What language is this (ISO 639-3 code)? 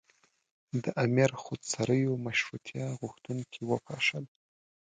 pus